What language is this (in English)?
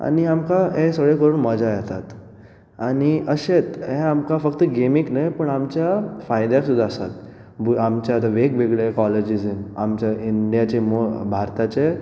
Konkani